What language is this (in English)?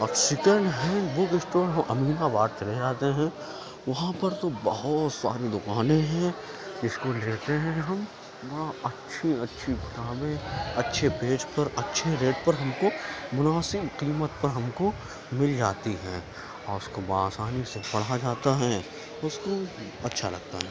Urdu